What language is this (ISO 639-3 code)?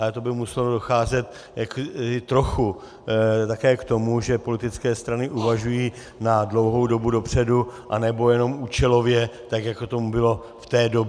ces